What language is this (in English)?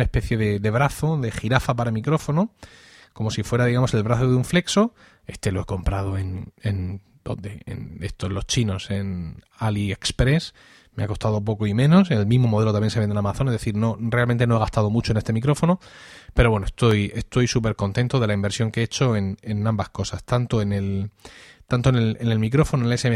Spanish